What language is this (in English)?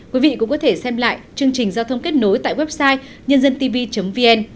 Vietnamese